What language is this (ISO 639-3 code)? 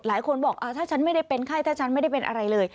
tha